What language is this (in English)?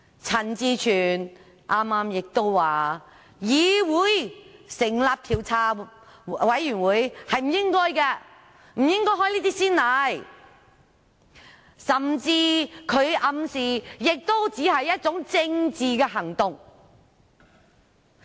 Cantonese